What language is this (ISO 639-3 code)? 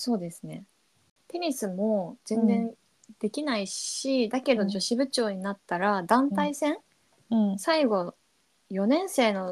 jpn